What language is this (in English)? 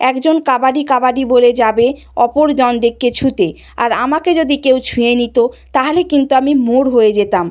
Bangla